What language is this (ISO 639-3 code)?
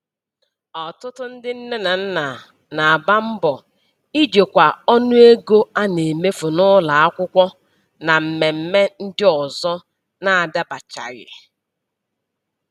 ibo